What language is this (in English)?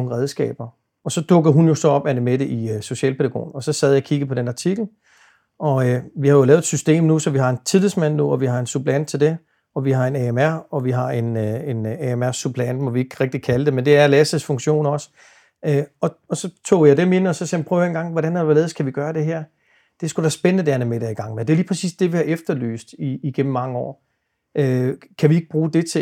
Danish